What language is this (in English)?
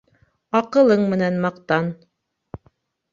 Bashkir